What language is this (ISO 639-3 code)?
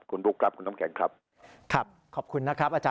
tha